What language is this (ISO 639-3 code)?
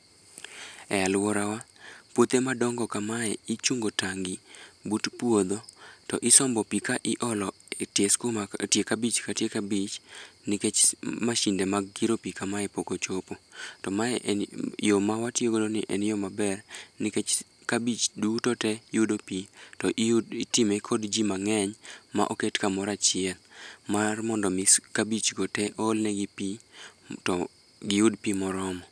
luo